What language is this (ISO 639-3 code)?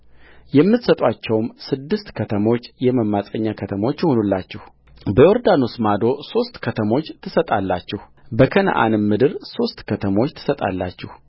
amh